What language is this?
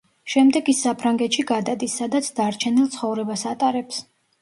Georgian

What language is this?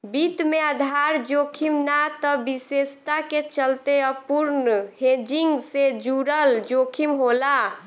Bhojpuri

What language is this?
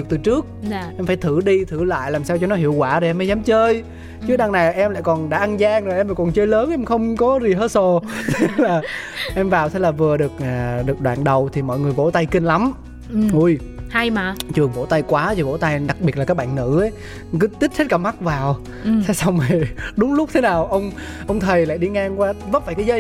Vietnamese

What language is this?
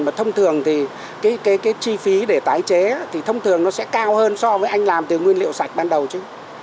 Vietnamese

